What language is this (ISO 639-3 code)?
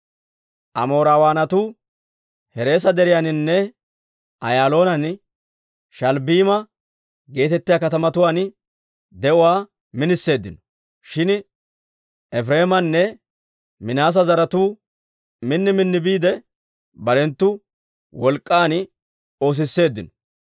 dwr